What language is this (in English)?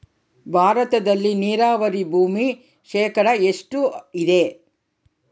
Kannada